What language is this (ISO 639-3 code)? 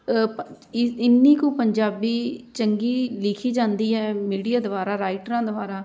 pan